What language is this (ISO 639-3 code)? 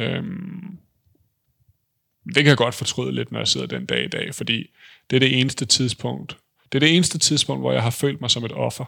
dan